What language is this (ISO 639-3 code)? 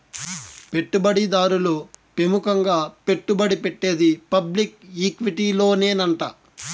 tel